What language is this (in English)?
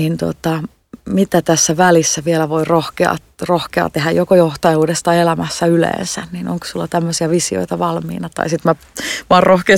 Finnish